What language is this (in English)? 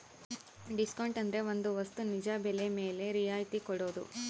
Kannada